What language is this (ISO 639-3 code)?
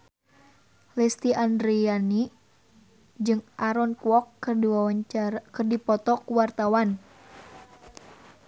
sun